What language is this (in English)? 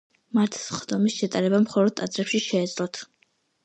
Georgian